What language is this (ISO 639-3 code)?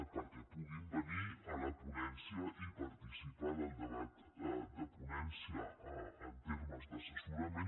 cat